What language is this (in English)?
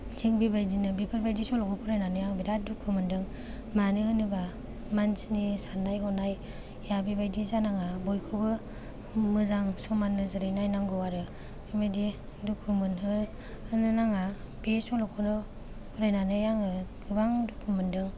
Bodo